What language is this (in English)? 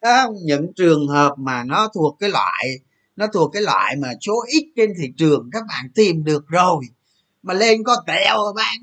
Vietnamese